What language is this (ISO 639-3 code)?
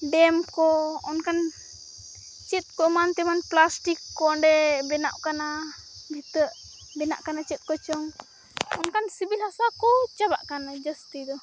sat